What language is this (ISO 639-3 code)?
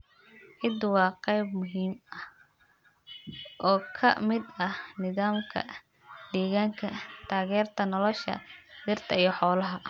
som